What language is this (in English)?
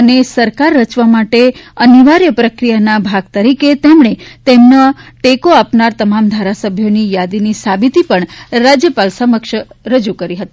Gujarati